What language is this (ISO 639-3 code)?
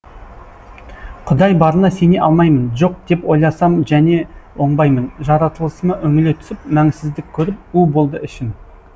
kaz